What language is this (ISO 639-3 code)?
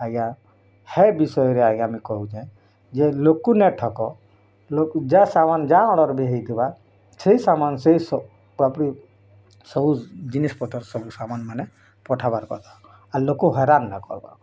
ori